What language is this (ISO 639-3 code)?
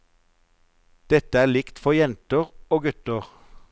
nor